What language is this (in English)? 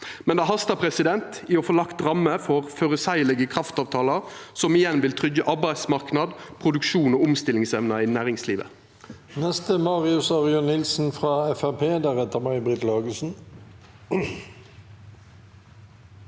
Norwegian